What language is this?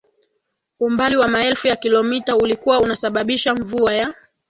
Swahili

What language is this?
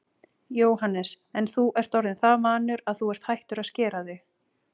Icelandic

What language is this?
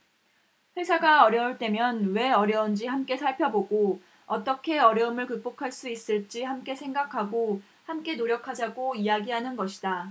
Korean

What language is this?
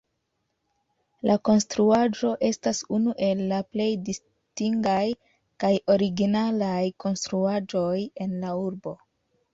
Esperanto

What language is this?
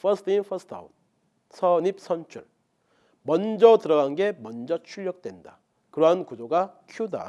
Korean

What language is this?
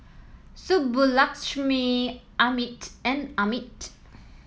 English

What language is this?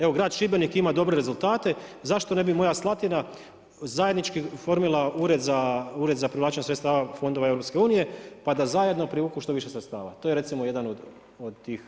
Croatian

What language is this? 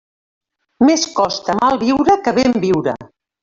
Catalan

